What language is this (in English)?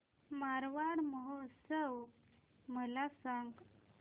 Marathi